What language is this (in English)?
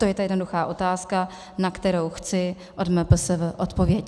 Czech